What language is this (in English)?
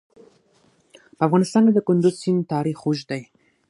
Pashto